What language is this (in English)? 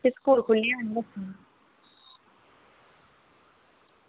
Dogri